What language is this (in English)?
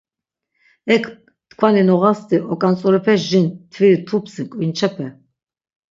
Laz